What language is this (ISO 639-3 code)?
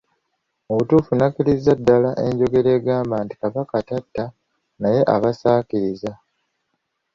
lug